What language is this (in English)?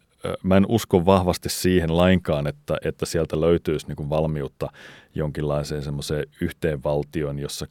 Finnish